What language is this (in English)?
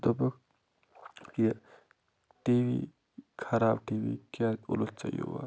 Kashmiri